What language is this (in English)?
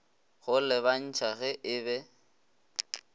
Northern Sotho